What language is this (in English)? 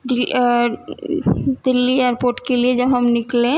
Urdu